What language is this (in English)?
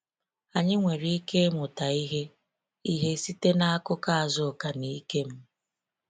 Igbo